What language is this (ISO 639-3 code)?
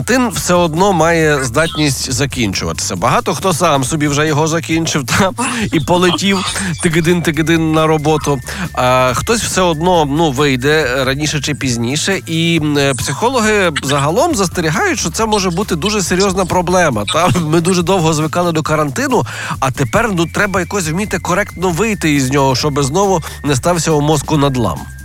ukr